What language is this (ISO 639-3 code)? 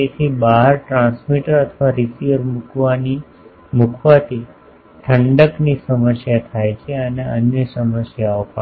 guj